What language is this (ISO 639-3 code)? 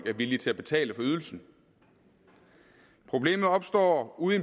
dan